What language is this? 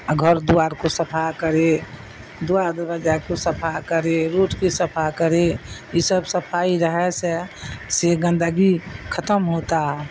Urdu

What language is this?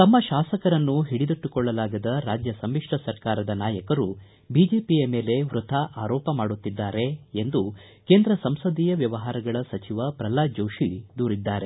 Kannada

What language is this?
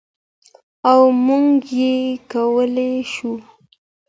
Pashto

